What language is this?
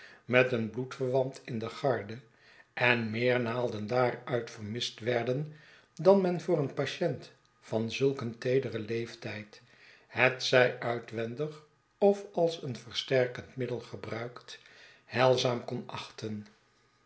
Dutch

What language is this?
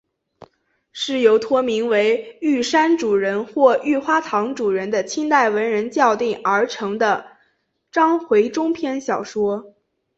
Chinese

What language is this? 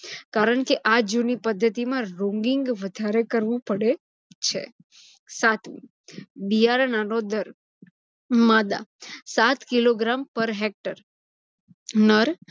Gujarati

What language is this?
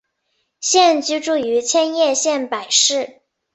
Chinese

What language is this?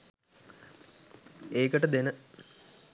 Sinhala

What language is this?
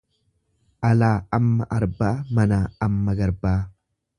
Oromo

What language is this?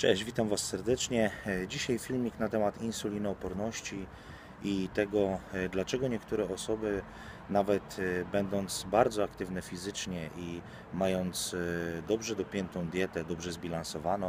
Polish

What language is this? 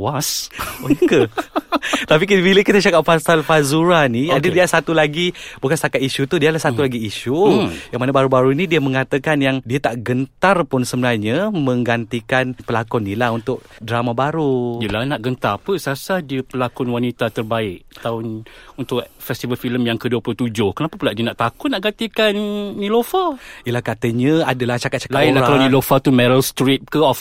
Malay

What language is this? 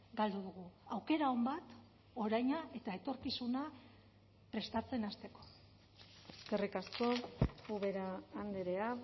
Basque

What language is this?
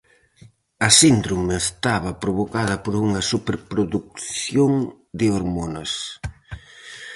Galician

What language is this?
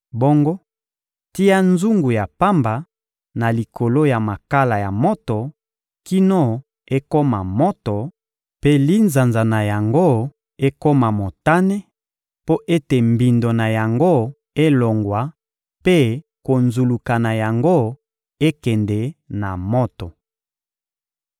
Lingala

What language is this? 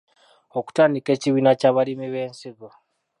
Ganda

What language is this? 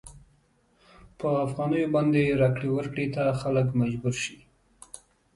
Pashto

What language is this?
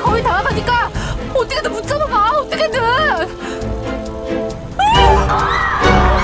Korean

